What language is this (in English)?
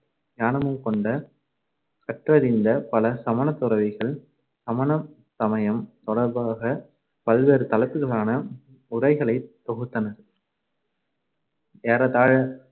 Tamil